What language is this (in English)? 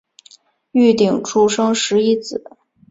Chinese